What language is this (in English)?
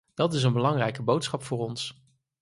Dutch